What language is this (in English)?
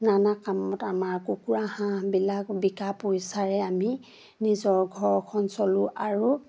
Assamese